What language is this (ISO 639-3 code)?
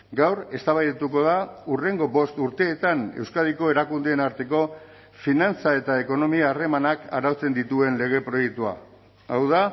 eus